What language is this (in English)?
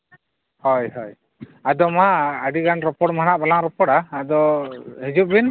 Santali